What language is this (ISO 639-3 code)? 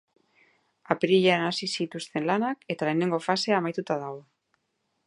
eus